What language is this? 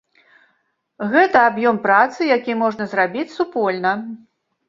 Belarusian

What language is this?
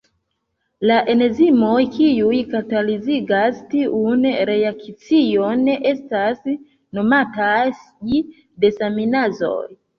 Esperanto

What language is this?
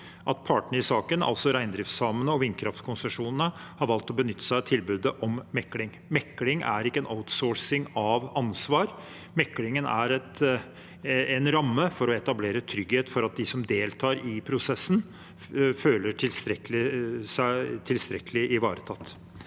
Norwegian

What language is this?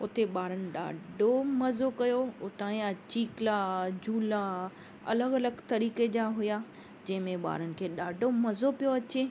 Sindhi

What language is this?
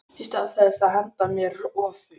Icelandic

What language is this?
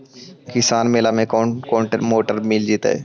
Magahi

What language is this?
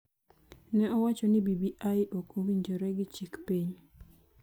Luo (Kenya and Tanzania)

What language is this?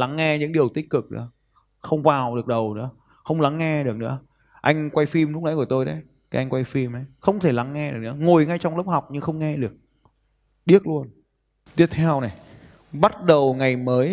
Vietnamese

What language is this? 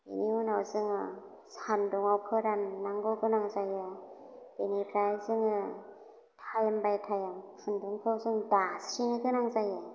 Bodo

